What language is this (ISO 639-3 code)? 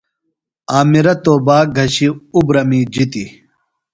phl